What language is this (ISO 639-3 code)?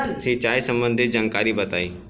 bho